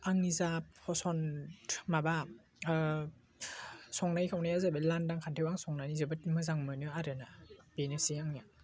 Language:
Bodo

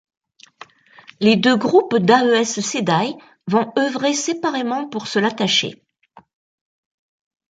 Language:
French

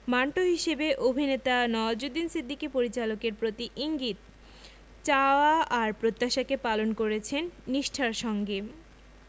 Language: Bangla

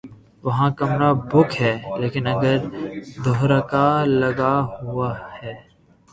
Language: Urdu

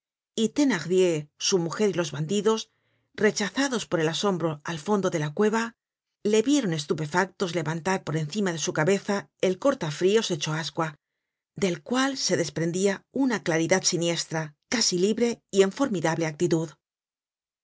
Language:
Spanish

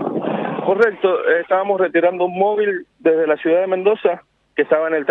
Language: Spanish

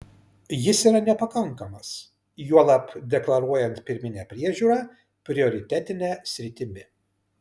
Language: Lithuanian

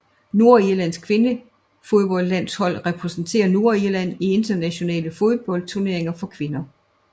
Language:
Danish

